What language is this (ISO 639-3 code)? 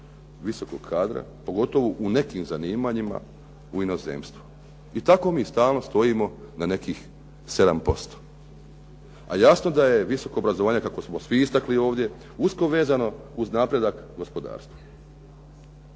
hrv